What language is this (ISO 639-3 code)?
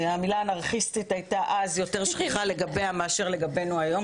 heb